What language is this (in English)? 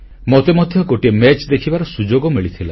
Odia